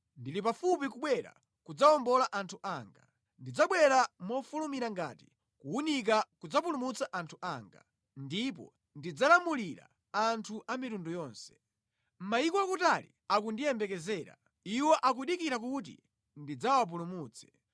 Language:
Nyanja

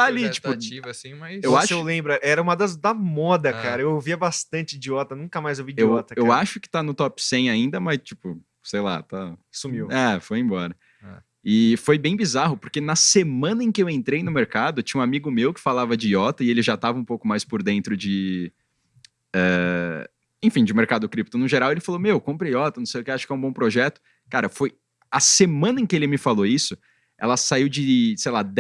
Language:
Portuguese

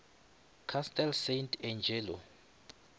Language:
Northern Sotho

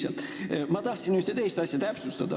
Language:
Estonian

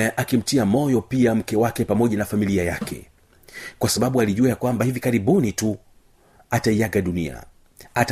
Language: Swahili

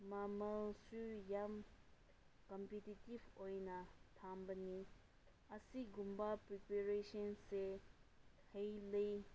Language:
Manipuri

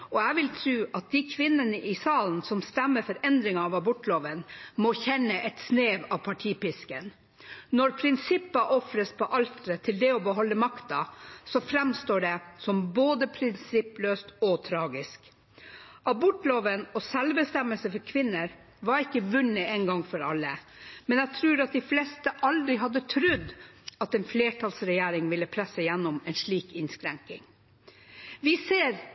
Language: Norwegian Bokmål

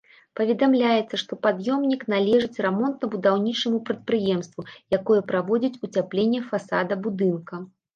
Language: Belarusian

